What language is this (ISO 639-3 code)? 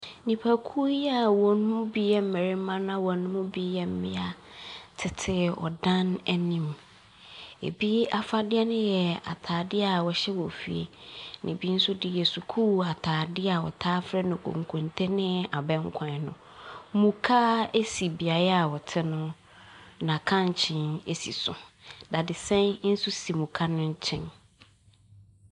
aka